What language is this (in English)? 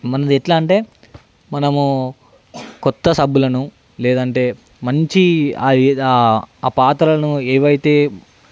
Telugu